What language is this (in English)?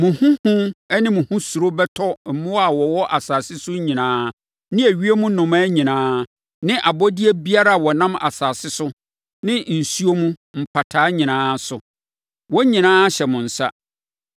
Akan